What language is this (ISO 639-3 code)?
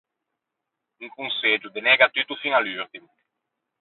lij